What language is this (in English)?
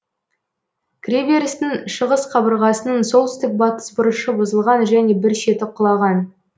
Kazakh